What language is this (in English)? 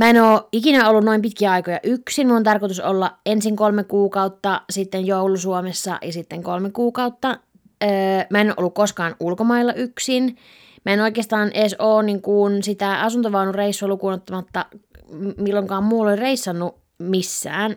Finnish